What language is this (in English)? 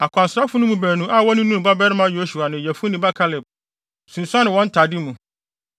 Akan